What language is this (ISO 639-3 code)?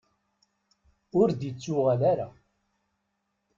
kab